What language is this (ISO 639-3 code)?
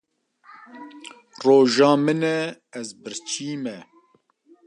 kur